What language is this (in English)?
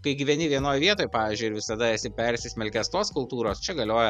Lithuanian